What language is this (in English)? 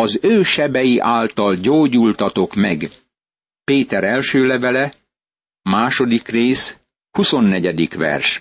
Hungarian